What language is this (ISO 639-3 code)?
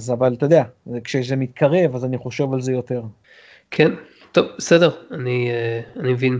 heb